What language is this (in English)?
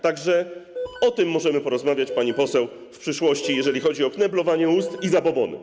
Polish